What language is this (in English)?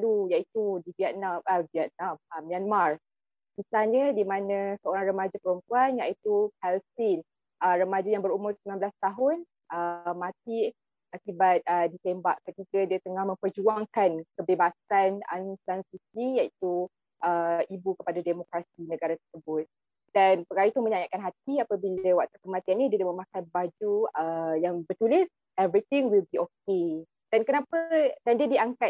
Malay